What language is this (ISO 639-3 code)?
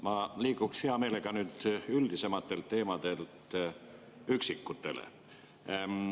est